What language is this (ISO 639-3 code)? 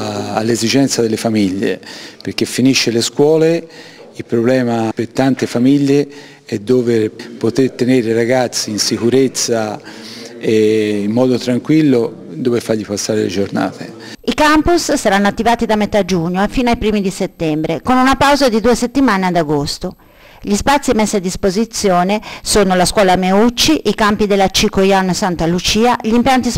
ita